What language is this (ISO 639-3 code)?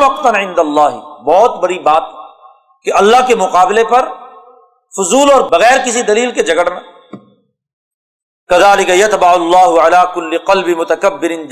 urd